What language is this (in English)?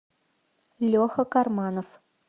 Russian